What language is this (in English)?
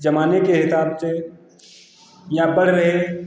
Hindi